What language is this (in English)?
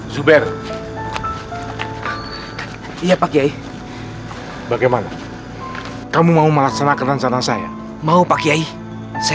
Indonesian